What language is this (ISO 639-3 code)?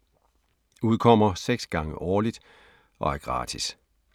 dan